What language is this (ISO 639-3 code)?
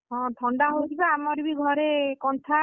ori